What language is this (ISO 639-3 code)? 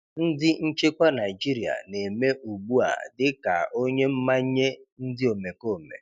ibo